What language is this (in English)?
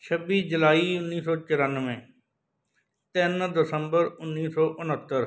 Punjabi